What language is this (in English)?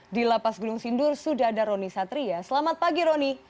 Indonesian